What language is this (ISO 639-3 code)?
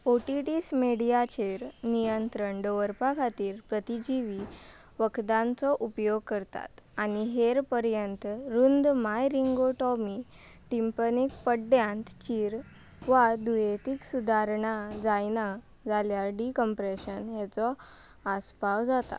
kok